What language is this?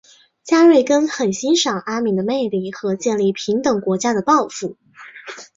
Chinese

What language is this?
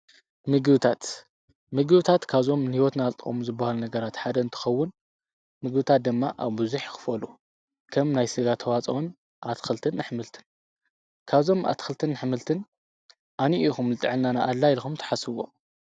Tigrinya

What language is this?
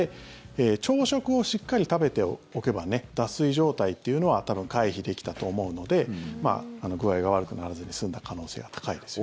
Japanese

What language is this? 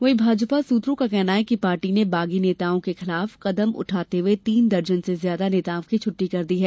Hindi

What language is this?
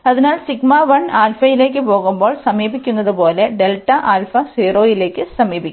Malayalam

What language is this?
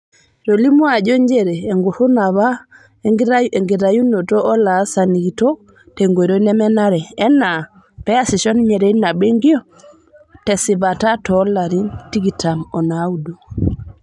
Masai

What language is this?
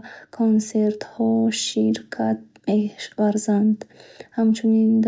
Bukharic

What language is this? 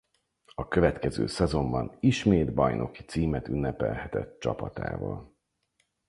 Hungarian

